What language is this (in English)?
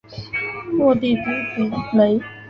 Chinese